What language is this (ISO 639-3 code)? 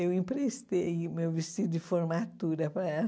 por